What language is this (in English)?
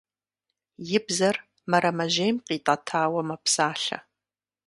Kabardian